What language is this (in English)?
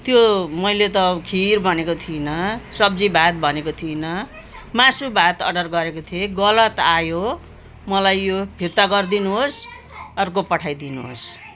Nepali